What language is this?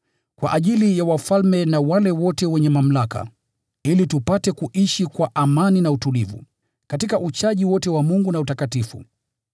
Swahili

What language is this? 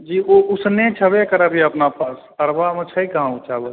Maithili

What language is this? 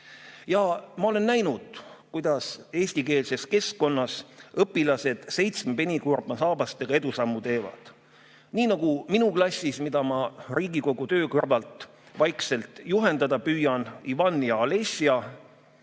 Estonian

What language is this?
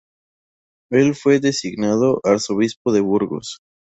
Spanish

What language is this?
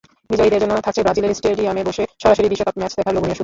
Bangla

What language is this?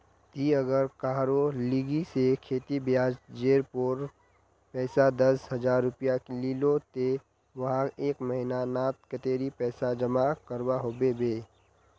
Magahi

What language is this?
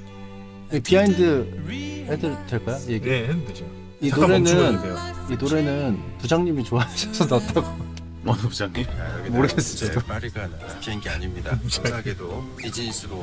Korean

